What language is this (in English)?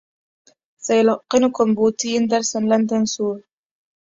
Arabic